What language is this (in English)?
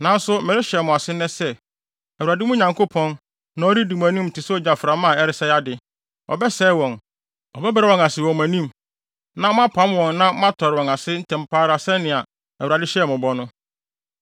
Akan